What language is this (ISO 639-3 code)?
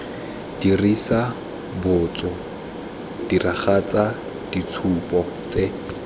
tsn